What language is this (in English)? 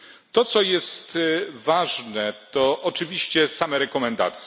Polish